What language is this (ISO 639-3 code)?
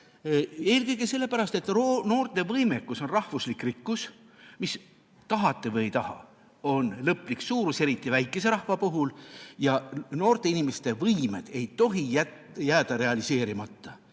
est